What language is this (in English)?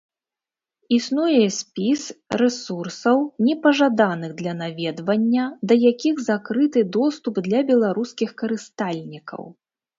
Belarusian